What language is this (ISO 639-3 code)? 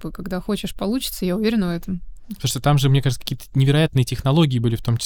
rus